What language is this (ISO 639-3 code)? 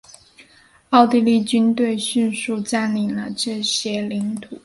zho